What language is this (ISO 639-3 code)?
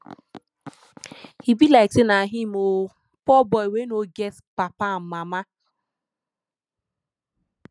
pcm